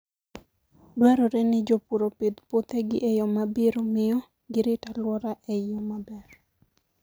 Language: Luo (Kenya and Tanzania)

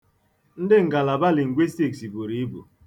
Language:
Igbo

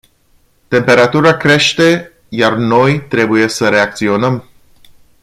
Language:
Romanian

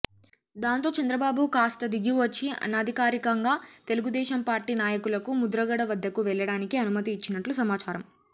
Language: Telugu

